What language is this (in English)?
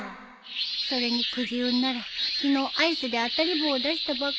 Japanese